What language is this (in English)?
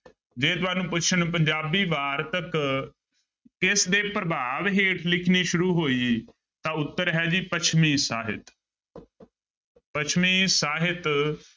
Punjabi